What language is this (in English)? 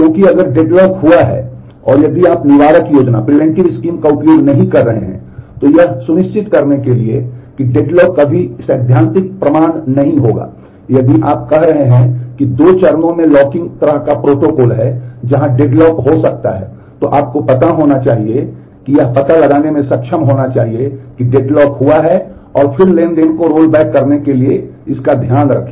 Hindi